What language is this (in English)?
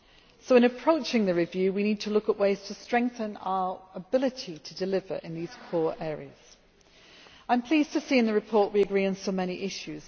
English